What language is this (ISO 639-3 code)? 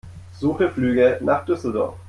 deu